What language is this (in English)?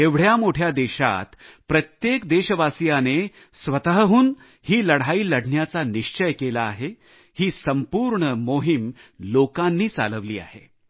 Marathi